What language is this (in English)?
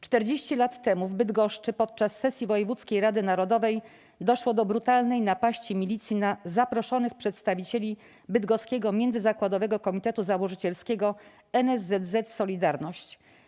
Polish